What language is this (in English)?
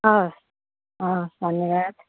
Nepali